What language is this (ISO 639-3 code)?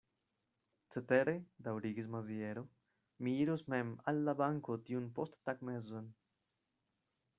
epo